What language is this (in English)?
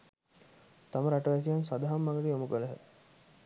Sinhala